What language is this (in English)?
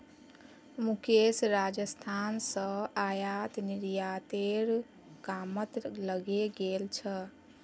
Magahi